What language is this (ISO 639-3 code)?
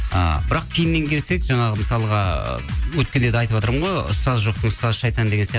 kaz